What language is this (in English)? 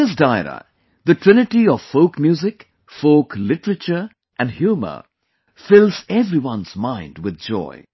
English